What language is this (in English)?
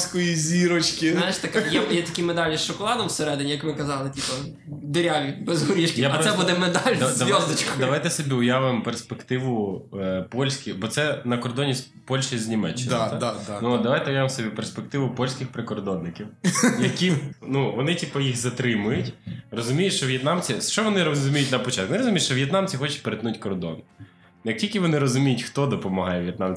Ukrainian